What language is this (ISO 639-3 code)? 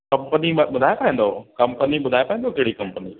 snd